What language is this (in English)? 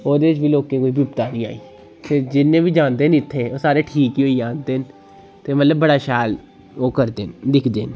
Dogri